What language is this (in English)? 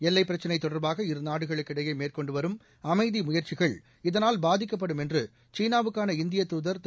Tamil